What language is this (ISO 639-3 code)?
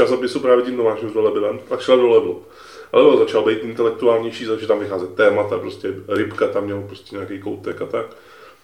ces